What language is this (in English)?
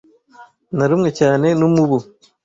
Kinyarwanda